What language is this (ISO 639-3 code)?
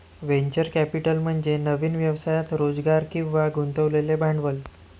mar